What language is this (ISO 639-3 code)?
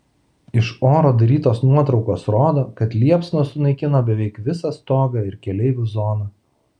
lit